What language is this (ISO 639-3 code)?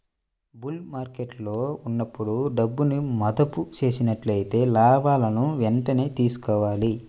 tel